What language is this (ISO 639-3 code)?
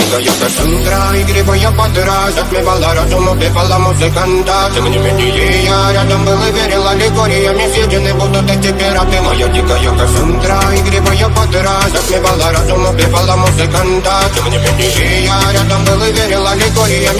ron